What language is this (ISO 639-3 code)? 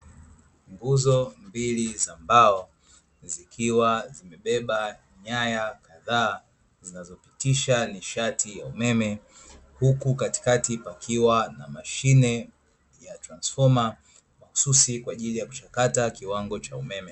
swa